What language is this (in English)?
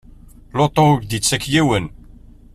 Kabyle